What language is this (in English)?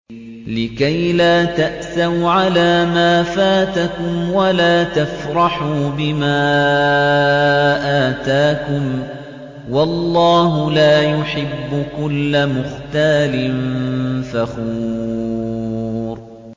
Arabic